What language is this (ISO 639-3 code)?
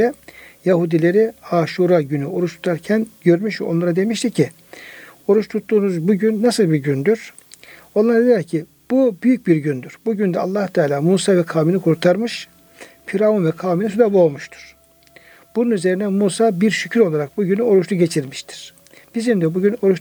tur